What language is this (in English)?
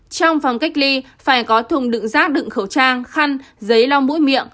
Vietnamese